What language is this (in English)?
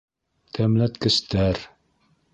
Bashkir